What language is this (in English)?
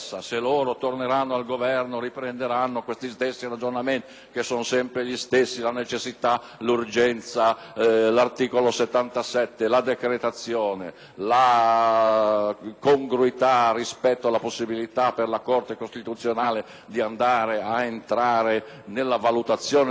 Italian